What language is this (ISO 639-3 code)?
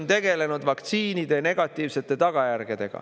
est